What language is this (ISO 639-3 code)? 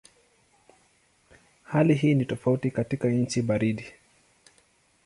swa